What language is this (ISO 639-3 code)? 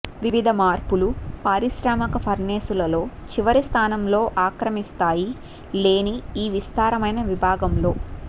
tel